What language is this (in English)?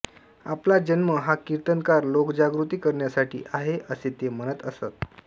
Marathi